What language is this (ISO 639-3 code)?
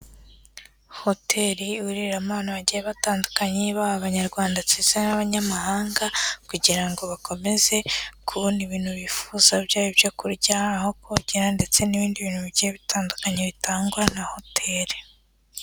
kin